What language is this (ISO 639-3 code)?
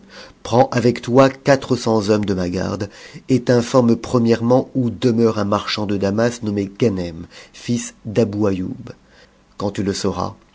fra